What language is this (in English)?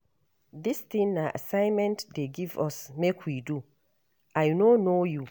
Nigerian Pidgin